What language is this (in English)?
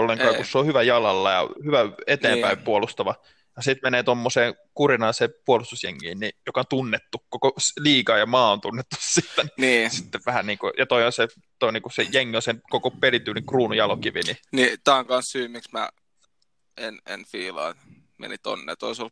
Finnish